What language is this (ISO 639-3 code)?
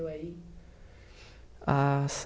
por